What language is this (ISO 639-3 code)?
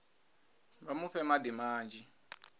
ven